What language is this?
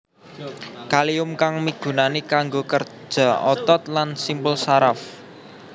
Javanese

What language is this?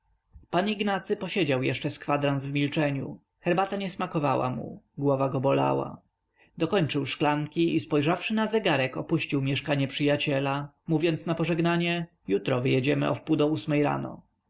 Polish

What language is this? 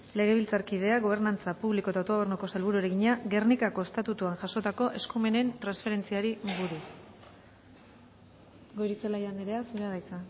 Basque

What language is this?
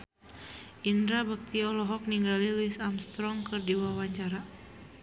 Sundanese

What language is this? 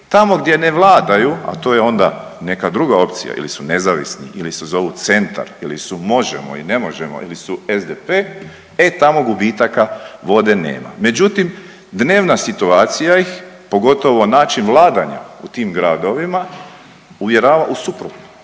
Croatian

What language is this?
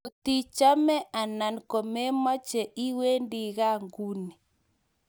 Kalenjin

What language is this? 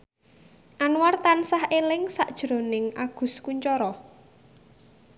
Javanese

